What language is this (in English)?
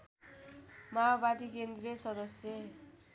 Nepali